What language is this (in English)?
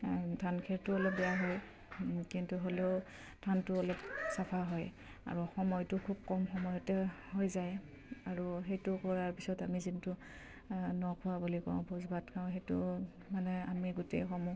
Assamese